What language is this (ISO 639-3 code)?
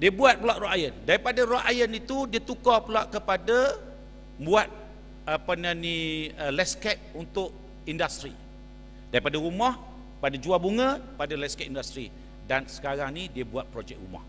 msa